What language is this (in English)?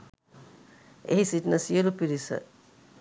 Sinhala